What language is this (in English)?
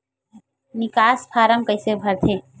Chhattisgarhi